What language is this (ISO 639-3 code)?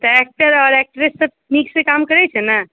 mai